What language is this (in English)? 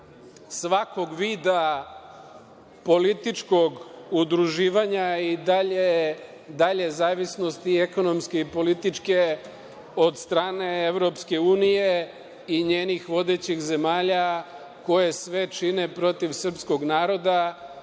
Serbian